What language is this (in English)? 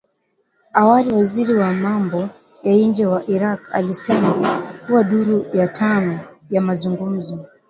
Swahili